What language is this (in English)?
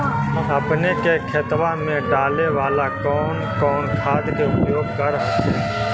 Magahi